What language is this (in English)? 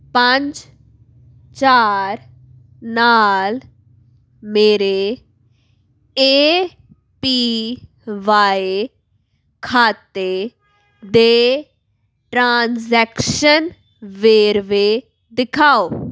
Punjabi